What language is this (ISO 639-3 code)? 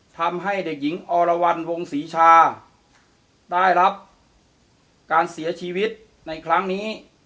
tha